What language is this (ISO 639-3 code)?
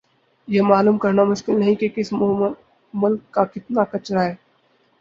urd